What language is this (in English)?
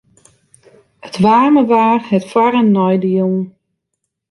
Western Frisian